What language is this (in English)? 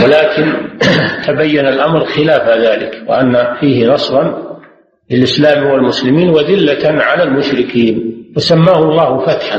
Arabic